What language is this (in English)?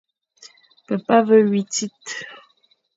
Fang